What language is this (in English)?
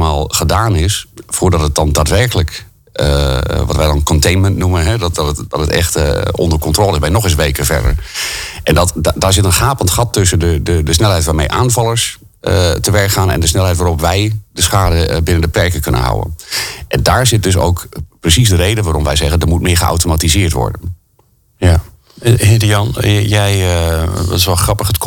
Dutch